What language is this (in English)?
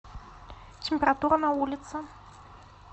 Russian